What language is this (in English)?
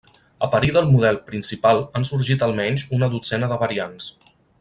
Catalan